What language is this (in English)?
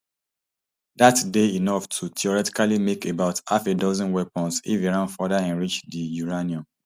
Nigerian Pidgin